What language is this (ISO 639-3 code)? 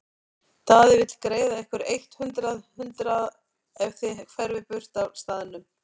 isl